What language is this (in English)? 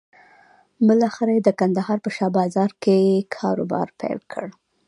Pashto